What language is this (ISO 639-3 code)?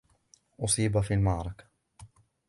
ara